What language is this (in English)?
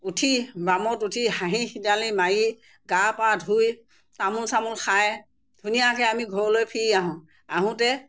Assamese